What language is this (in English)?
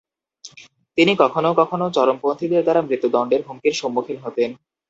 Bangla